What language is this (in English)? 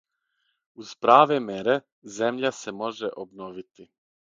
Serbian